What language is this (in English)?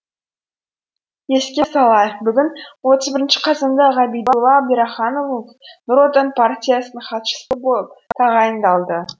Kazakh